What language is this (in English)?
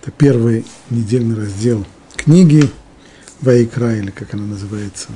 Russian